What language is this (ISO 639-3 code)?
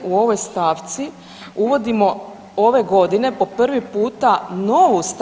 hrv